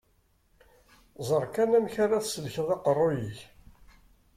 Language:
Kabyle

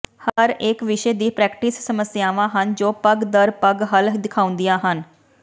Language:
Punjabi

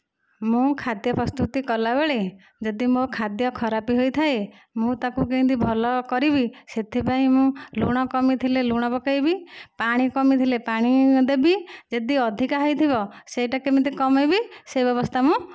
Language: Odia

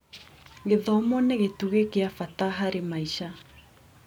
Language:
Kikuyu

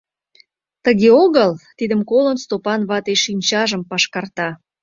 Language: Mari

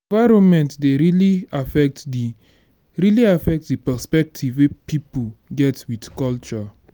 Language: Nigerian Pidgin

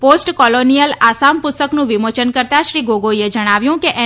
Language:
Gujarati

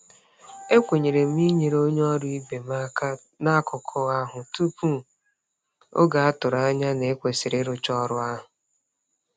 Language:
Igbo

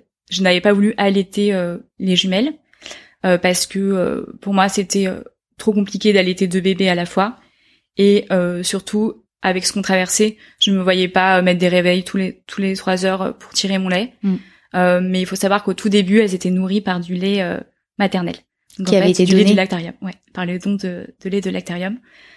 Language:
French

